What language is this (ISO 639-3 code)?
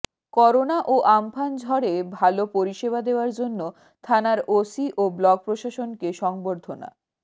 ben